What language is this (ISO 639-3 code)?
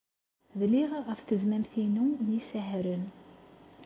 kab